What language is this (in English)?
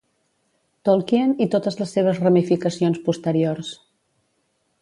Catalan